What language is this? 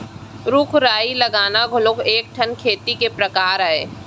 Chhattisgarhi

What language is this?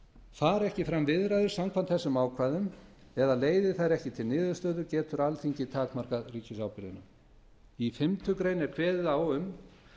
Icelandic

